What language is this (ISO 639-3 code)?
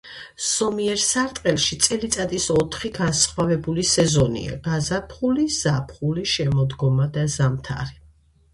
kat